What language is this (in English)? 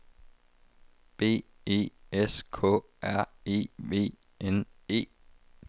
Danish